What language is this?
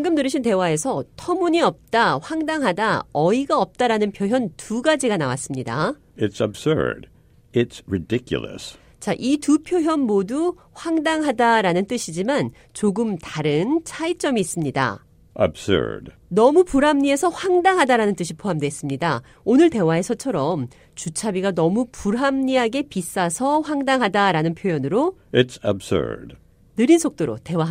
Korean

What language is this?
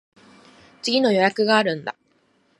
Japanese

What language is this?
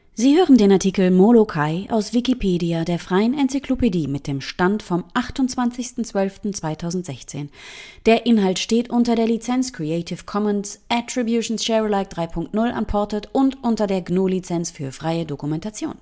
German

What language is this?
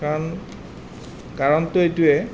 Assamese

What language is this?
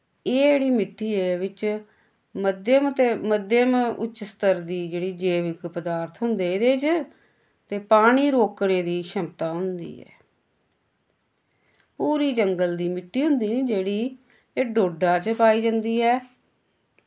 Dogri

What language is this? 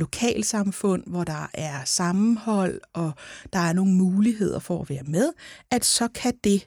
Danish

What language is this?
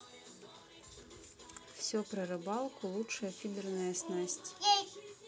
Russian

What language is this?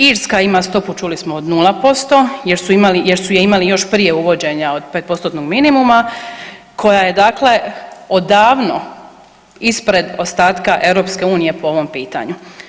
Croatian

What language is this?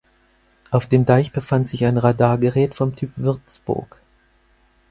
German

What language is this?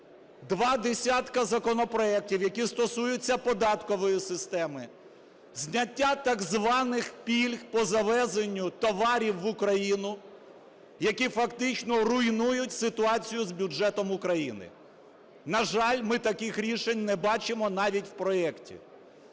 Ukrainian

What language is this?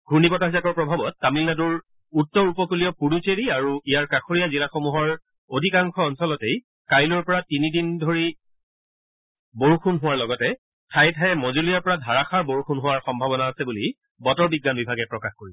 Assamese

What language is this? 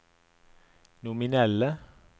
Norwegian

